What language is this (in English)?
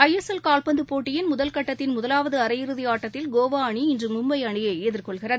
Tamil